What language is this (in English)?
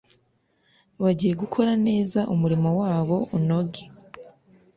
Kinyarwanda